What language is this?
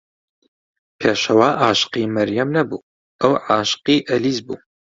Central Kurdish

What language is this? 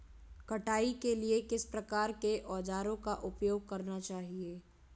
Hindi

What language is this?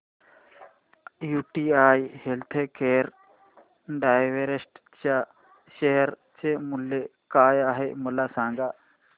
Marathi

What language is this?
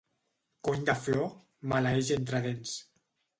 Catalan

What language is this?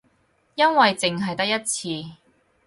Cantonese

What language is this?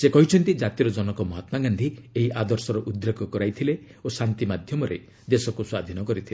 Odia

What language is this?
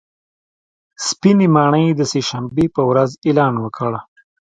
Pashto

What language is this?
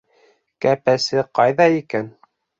Bashkir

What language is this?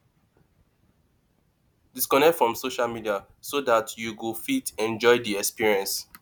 Nigerian Pidgin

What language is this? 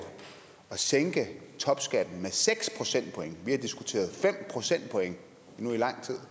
Danish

